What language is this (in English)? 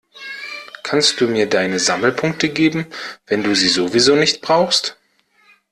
German